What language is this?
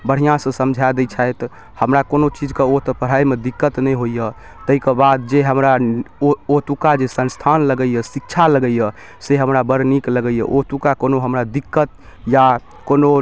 Maithili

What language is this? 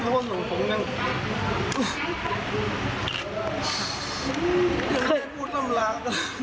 Thai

